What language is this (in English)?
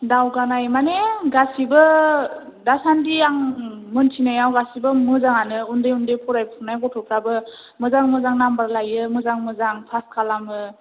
Bodo